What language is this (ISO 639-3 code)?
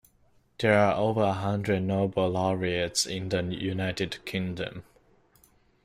eng